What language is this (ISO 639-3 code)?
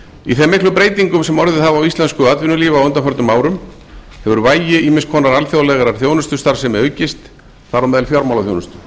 isl